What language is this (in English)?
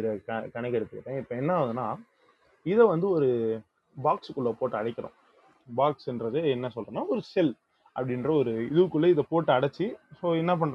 Tamil